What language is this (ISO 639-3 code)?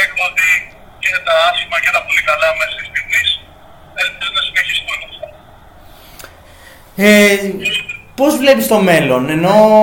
ell